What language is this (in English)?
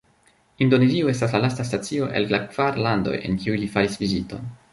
Esperanto